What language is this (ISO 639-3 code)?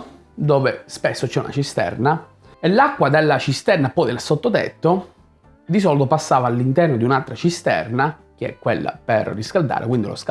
ita